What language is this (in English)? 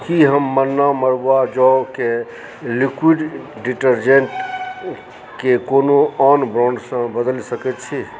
Maithili